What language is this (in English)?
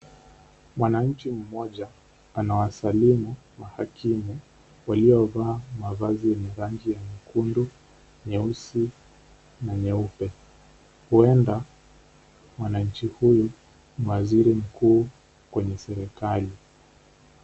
Swahili